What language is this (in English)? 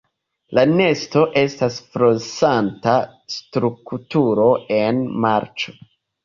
Esperanto